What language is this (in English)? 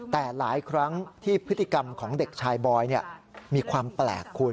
Thai